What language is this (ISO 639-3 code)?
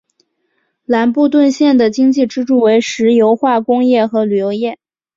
zho